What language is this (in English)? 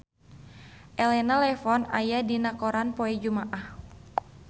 Sundanese